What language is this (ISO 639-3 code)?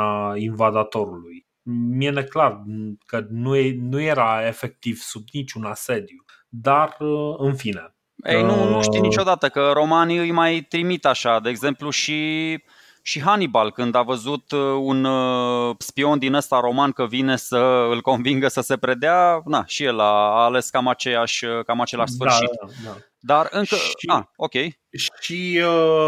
ron